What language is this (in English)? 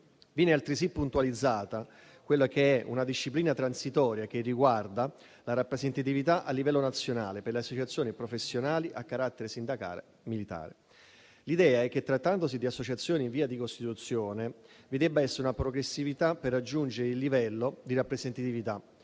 Italian